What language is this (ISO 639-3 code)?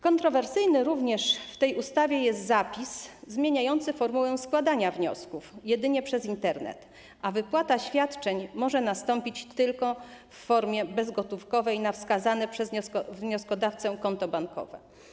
pol